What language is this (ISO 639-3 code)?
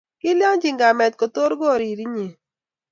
kln